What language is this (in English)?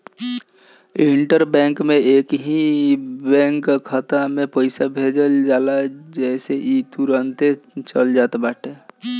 Bhojpuri